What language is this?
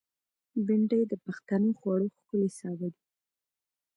Pashto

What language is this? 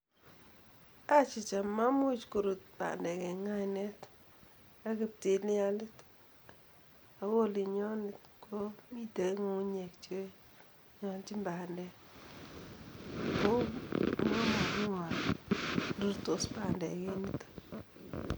Kalenjin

